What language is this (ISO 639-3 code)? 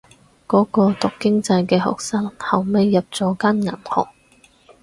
yue